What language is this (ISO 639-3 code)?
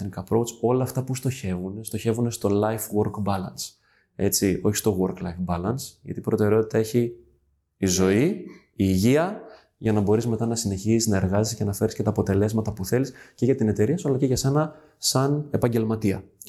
ell